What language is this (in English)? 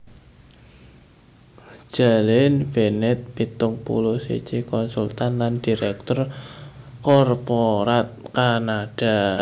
Javanese